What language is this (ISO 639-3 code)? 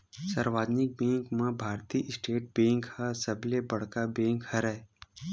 hne